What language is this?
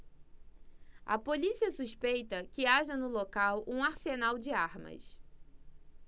Portuguese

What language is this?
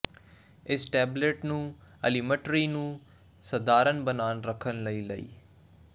Punjabi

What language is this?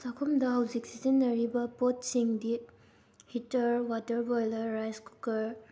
Manipuri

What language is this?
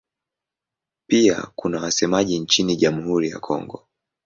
Swahili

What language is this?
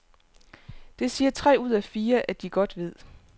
Danish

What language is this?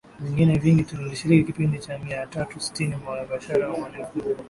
Swahili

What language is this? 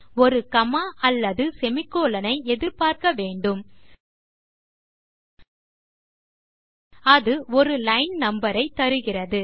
Tamil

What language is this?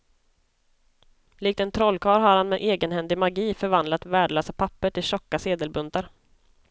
Swedish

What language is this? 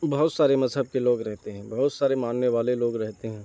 Urdu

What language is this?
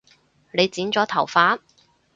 Cantonese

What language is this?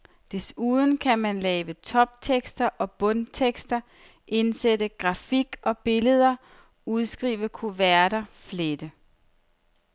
Danish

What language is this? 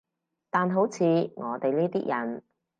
Cantonese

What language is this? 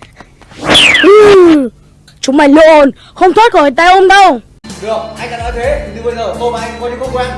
Vietnamese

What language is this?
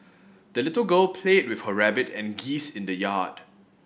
English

